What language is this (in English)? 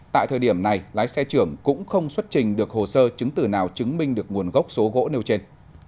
Vietnamese